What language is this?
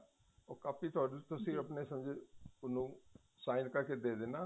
Punjabi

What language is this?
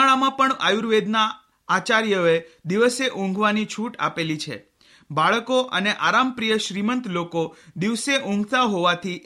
Hindi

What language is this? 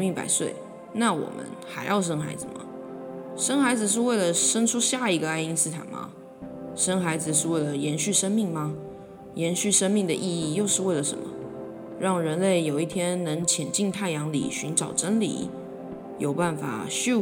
Chinese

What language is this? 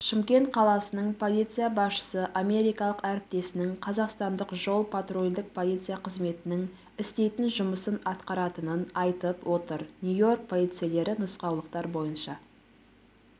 Kazakh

